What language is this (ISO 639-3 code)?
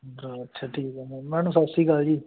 pan